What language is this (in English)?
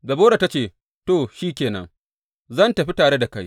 Hausa